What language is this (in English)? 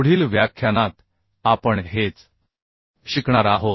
Marathi